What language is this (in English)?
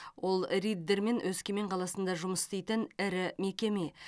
Kazakh